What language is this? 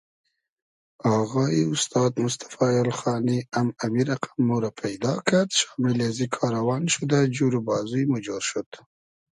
Hazaragi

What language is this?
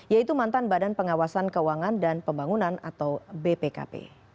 Indonesian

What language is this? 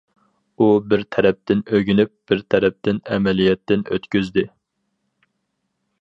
Uyghur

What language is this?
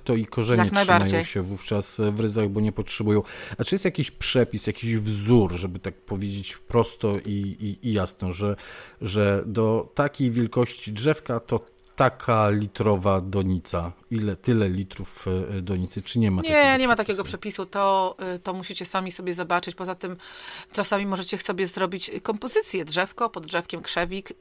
Polish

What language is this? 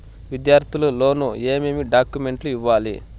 Telugu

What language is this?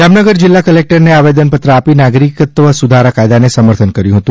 Gujarati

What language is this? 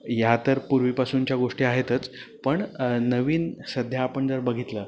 Marathi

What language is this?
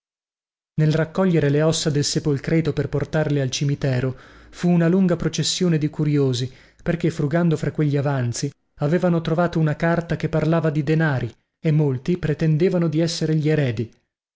Italian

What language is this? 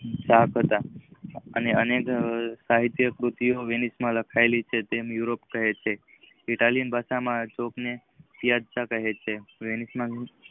Gujarati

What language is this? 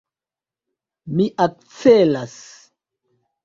Esperanto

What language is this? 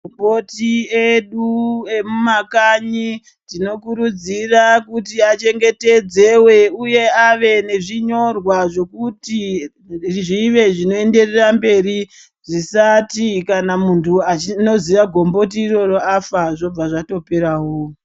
Ndau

